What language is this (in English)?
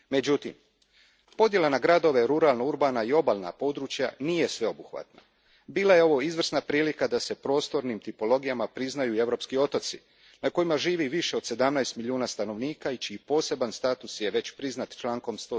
Croatian